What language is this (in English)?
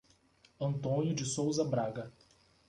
Portuguese